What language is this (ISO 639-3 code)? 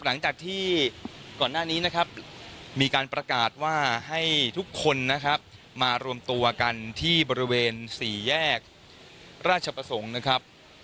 tha